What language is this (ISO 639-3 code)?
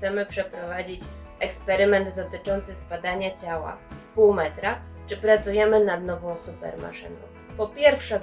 pol